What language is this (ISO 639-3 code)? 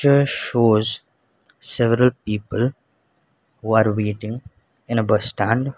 eng